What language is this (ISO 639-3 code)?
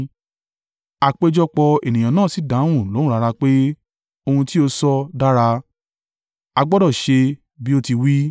yor